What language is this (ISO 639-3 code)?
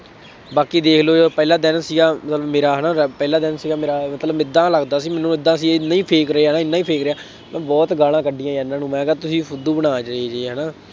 pan